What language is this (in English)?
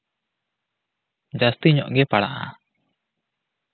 Santali